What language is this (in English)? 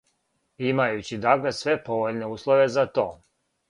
Serbian